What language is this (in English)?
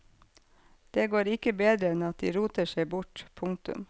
Norwegian